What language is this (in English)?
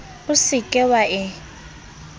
Southern Sotho